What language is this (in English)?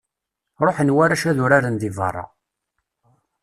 Kabyle